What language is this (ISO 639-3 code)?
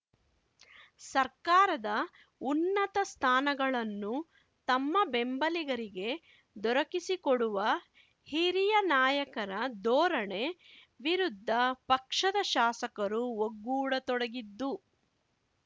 kan